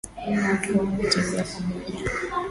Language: Swahili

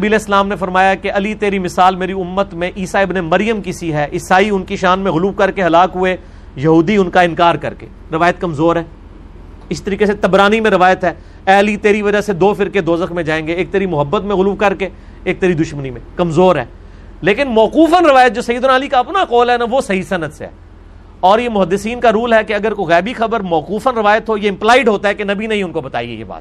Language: Urdu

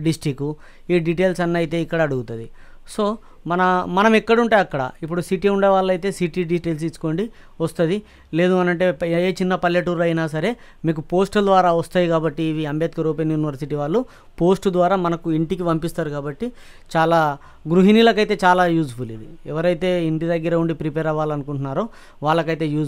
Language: Telugu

